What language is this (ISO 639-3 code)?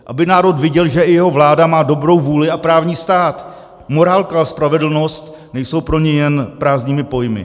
ces